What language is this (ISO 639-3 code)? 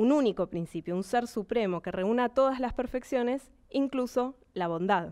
spa